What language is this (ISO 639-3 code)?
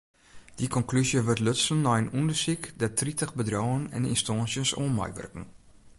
fry